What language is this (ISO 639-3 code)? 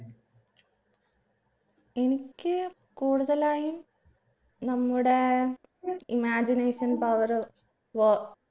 mal